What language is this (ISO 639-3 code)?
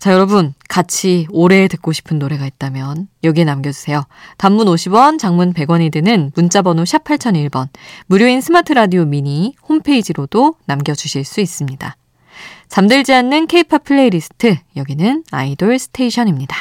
kor